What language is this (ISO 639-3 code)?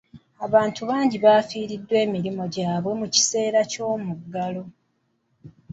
lug